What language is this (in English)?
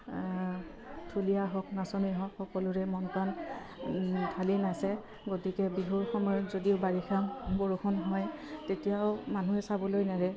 Assamese